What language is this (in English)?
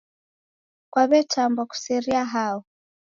Taita